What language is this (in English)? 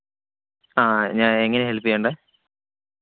Malayalam